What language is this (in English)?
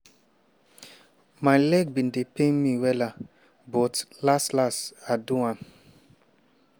Nigerian Pidgin